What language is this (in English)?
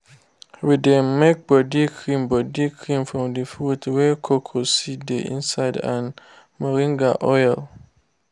Nigerian Pidgin